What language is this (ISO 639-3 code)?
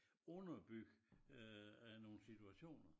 dan